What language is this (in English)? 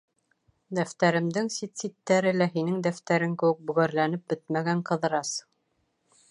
Bashkir